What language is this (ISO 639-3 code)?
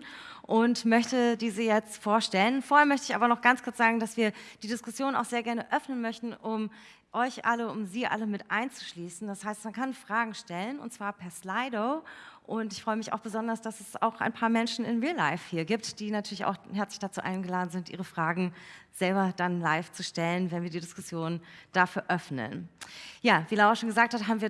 deu